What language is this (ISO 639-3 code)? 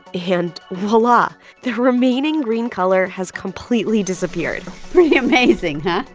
eng